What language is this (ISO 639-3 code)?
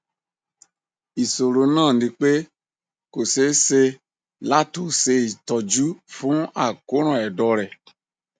yor